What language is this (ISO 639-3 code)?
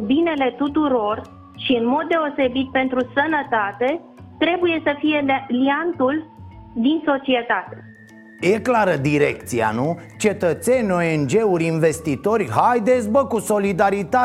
ron